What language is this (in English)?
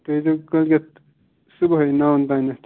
Kashmiri